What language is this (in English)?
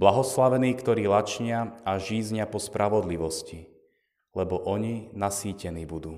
Slovak